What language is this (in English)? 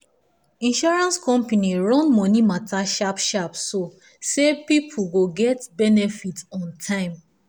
Nigerian Pidgin